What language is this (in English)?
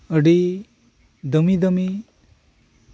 Santali